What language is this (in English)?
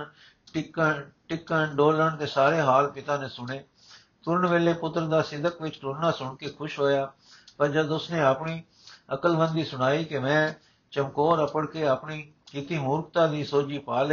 Punjabi